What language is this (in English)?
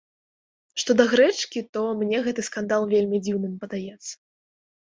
Belarusian